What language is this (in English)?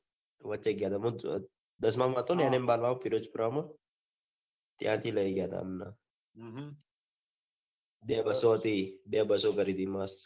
Gujarati